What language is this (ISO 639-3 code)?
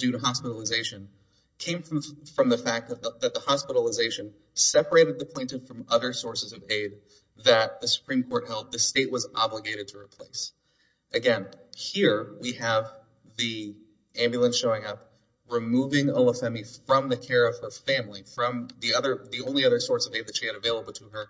eng